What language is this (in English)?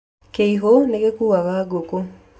Kikuyu